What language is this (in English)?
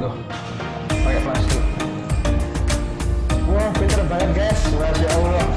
Indonesian